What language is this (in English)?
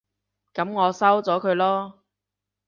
Cantonese